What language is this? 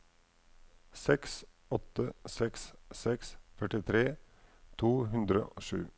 Norwegian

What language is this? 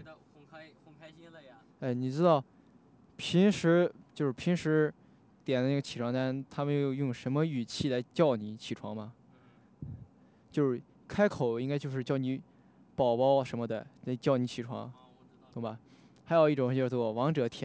Chinese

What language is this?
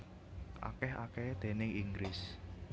Javanese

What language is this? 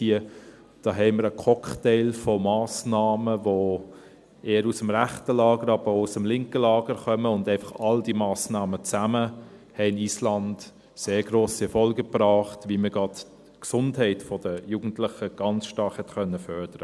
Swiss German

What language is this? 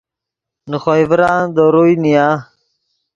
Yidgha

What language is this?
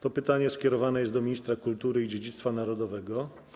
Polish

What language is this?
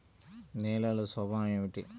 Telugu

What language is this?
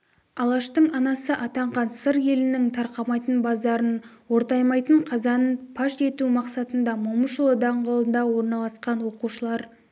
Kazakh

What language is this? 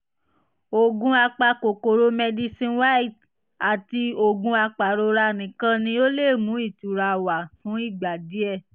Yoruba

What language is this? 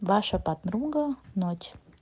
Russian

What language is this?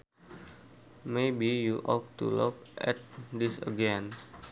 Sundanese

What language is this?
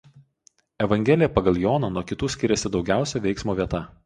Lithuanian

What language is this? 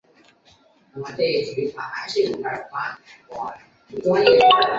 Chinese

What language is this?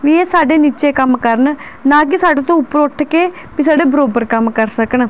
Punjabi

